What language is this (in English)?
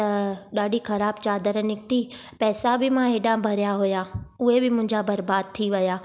Sindhi